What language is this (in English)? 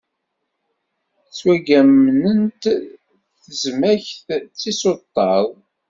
Kabyle